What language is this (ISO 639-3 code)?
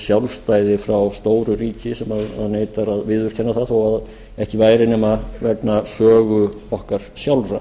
isl